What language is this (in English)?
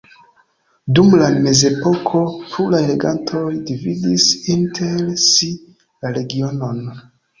Esperanto